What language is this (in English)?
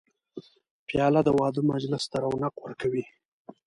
Pashto